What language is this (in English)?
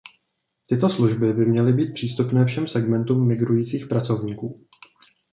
Czech